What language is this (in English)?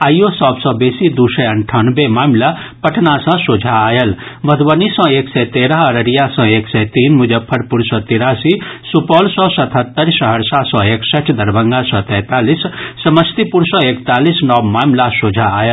Maithili